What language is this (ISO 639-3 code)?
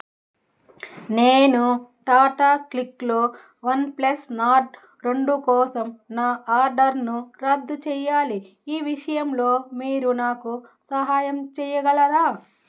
tel